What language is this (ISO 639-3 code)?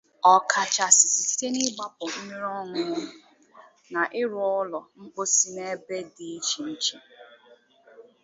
ibo